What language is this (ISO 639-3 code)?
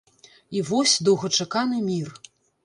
bel